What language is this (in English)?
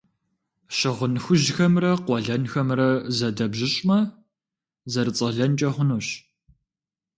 Kabardian